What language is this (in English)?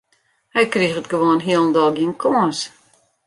Western Frisian